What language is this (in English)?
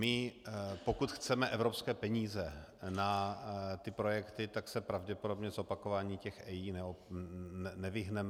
Czech